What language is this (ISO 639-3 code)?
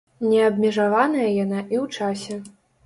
bel